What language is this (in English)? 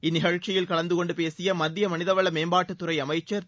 Tamil